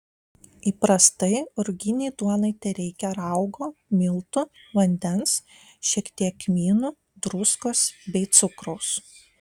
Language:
Lithuanian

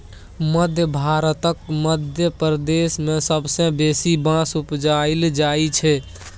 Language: Maithili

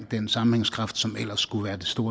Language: Danish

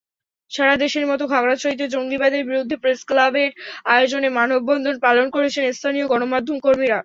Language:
Bangla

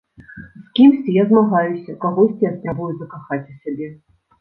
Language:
Belarusian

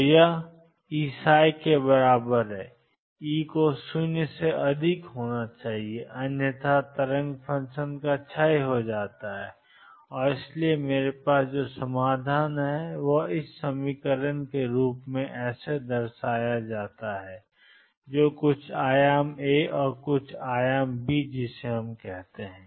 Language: Hindi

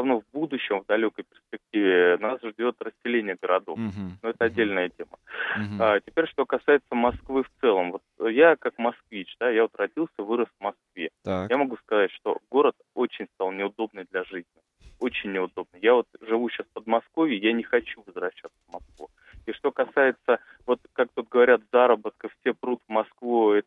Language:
Russian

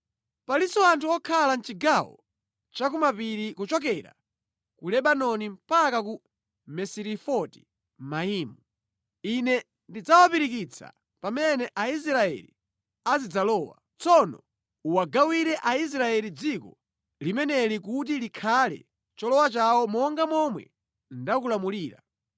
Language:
Nyanja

